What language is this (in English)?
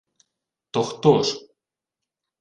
Ukrainian